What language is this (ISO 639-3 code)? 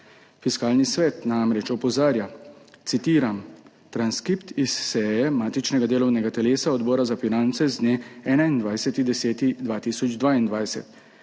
slv